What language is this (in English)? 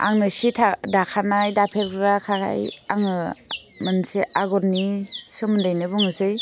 Bodo